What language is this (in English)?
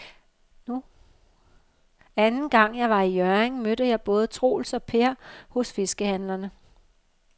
Danish